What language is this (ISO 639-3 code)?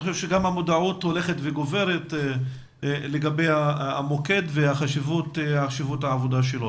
heb